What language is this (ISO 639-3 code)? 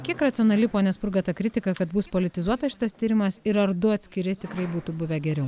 lit